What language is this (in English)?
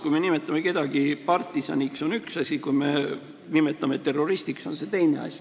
Estonian